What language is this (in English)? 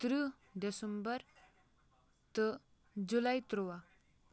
Kashmiri